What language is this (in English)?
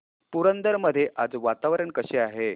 Marathi